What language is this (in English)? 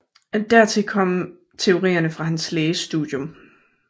Danish